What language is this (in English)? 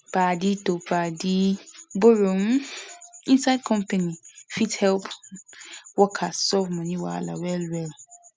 Nigerian Pidgin